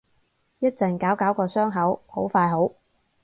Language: Cantonese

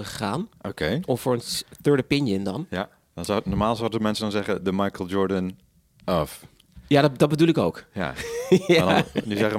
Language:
Dutch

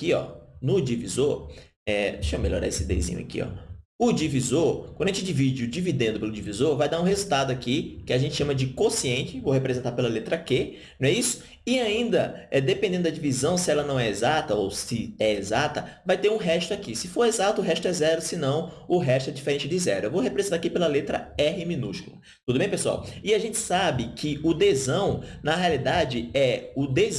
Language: Portuguese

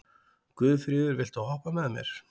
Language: Icelandic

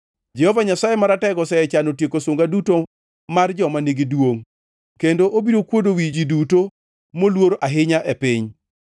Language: Luo (Kenya and Tanzania)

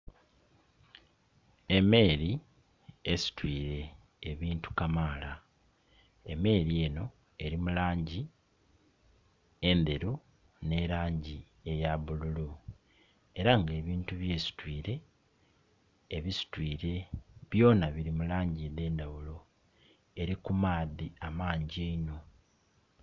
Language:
Soga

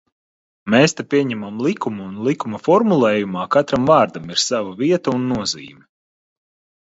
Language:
Latvian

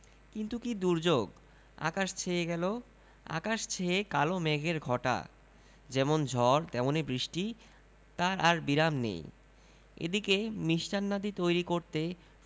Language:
Bangla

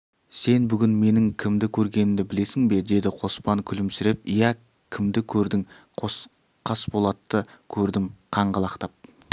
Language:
Kazakh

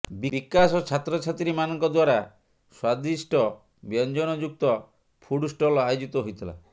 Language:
Odia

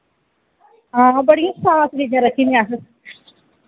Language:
Dogri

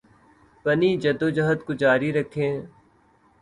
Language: Urdu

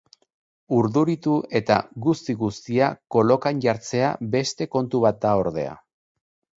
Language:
Basque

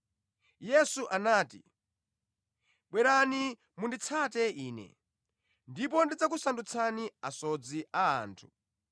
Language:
Nyanja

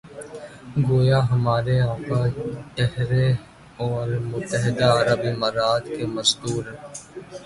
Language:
Urdu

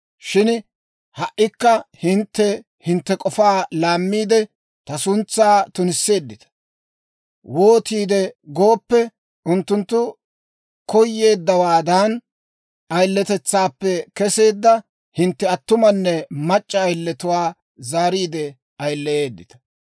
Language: Dawro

